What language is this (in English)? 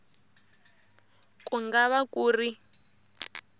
Tsonga